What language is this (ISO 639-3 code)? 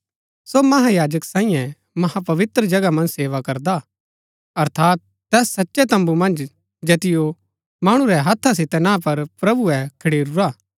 gbk